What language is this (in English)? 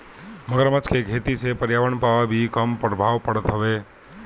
Bhojpuri